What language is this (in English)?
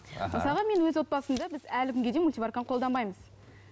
Kazakh